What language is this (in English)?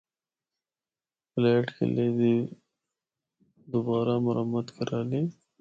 Northern Hindko